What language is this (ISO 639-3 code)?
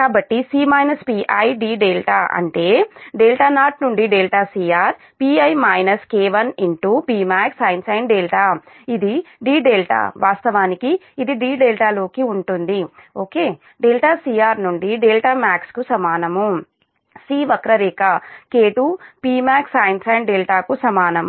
tel